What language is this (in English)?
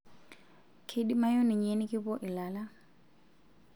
Masai